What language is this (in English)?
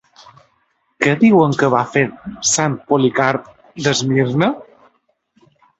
Catalan